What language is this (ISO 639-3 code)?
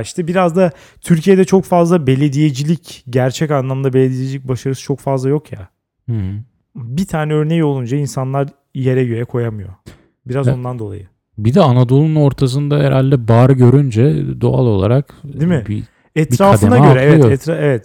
tur